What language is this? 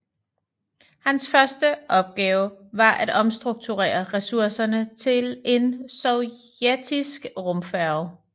Danish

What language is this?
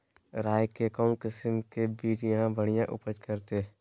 Magahi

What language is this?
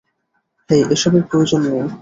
Bangla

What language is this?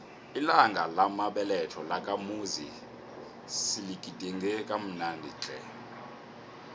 South Ndebele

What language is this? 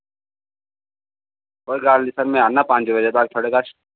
Dogri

